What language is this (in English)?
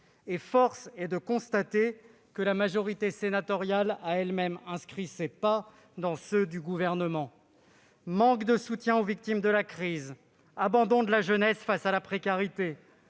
French